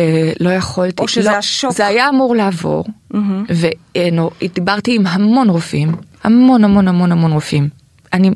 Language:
Hebrew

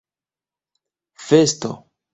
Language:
Esperanto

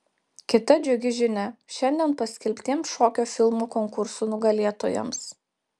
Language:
Lithuanian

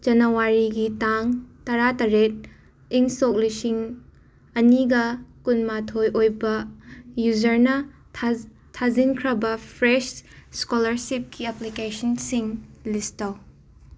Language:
Manipuri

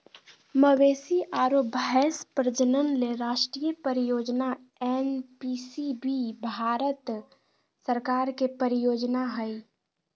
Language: Magahi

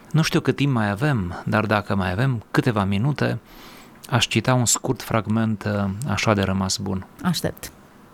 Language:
Romanian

